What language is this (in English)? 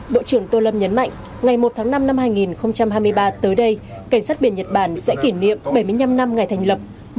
Vietnamese